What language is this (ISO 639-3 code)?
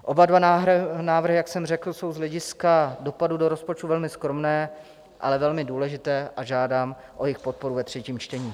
ces